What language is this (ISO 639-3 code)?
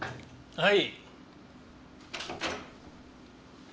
jpn